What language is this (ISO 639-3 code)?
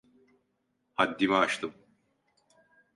tur